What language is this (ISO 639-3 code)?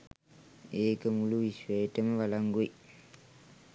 sin